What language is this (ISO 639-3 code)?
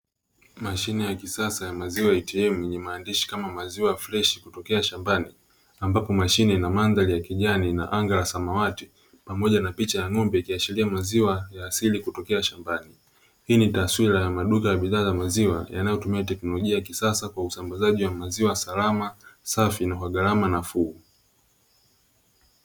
swa